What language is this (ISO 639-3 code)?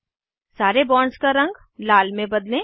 hin